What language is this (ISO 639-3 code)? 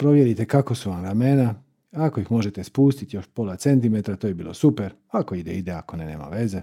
hrv